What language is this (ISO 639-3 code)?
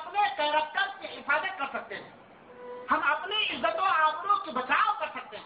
urd